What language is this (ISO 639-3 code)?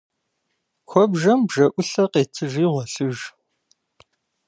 kbd